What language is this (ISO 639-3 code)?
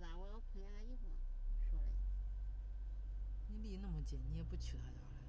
zho